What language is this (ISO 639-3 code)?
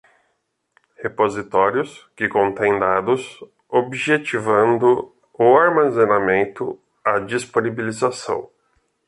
por